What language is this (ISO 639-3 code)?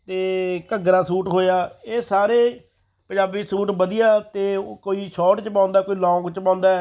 pan